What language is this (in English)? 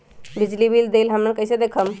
Magahi